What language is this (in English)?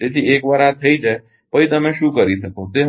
Gujarati